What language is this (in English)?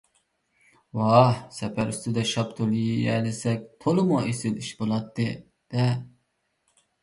Uyghur